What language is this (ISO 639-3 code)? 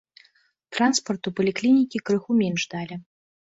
bel